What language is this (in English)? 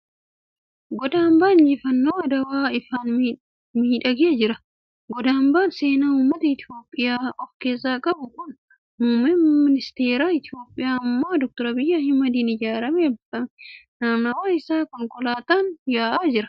Oromo